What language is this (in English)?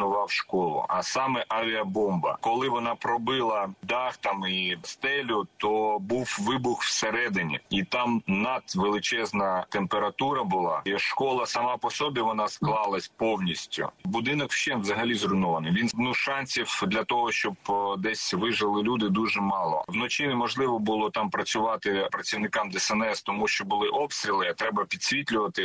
Ukrainian